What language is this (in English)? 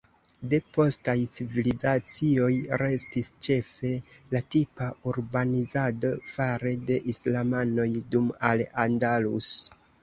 Esperanto